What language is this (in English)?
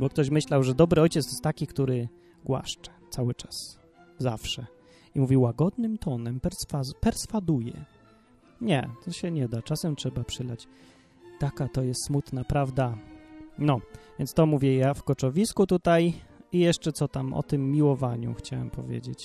Polish